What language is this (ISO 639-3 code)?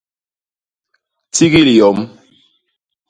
bas